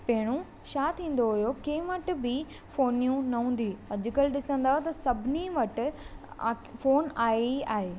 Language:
Sindhi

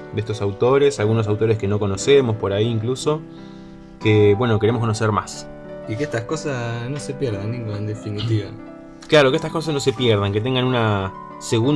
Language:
Spanish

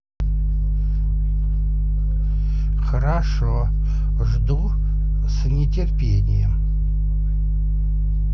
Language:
Russian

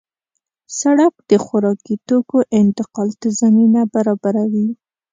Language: Pashto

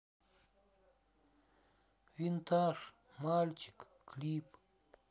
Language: Russian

